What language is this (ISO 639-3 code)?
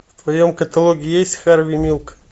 rus